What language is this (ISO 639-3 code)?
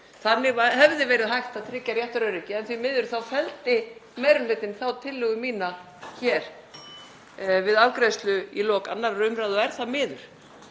isl